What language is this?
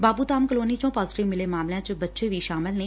Punjabi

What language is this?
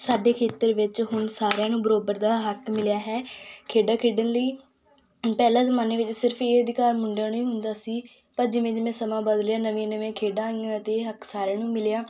Punjabi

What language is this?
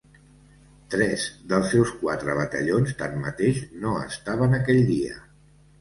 Catalan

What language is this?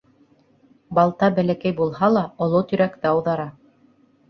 Bashkir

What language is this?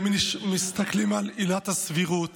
Hebrew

